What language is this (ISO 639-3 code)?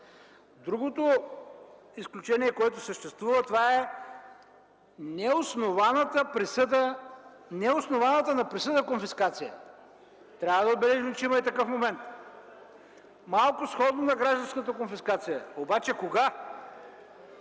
bul